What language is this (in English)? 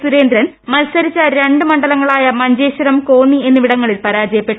Malayalam